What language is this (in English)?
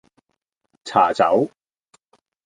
Cantonese